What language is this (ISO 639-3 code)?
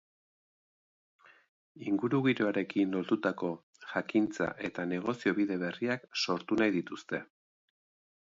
eus